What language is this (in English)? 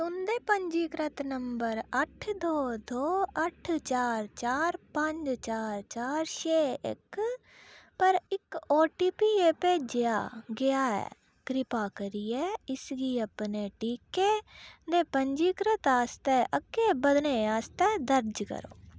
Dogri